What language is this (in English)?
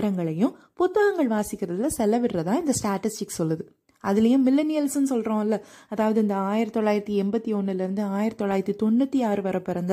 Tamil